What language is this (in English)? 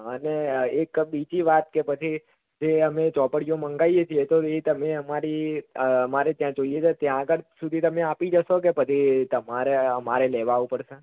Gujarati